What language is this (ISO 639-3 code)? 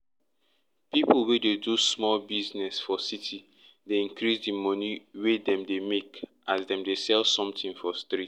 pcm